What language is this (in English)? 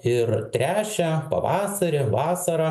Lithuanian